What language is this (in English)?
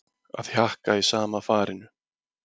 Icelandic